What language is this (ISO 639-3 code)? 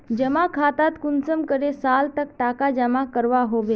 mag